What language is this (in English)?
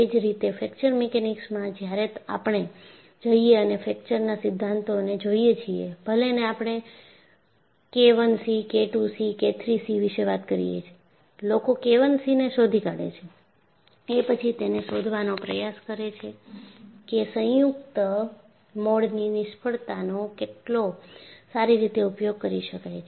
Gujarati